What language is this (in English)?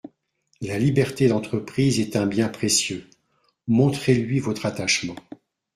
French